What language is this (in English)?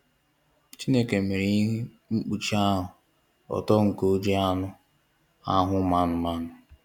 Igbo